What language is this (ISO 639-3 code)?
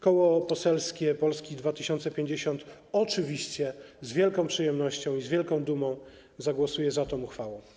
pol